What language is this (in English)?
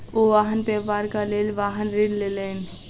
Maithili